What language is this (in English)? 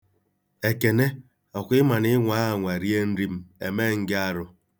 Igbo